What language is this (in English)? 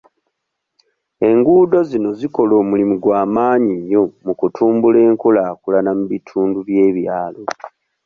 Ganda